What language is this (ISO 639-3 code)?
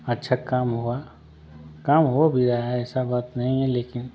hin